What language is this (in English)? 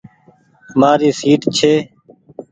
Goaria